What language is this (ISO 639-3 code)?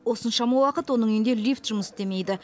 kaz